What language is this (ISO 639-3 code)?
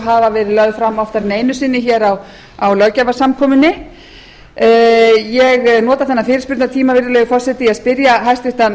isl